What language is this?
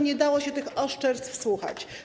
Polish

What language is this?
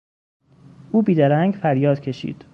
Persian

